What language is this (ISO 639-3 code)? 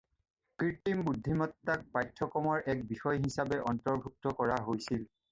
asm